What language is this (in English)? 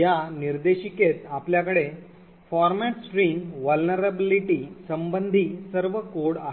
Marathi